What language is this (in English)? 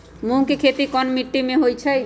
Magahi